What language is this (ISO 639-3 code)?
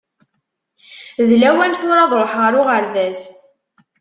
kab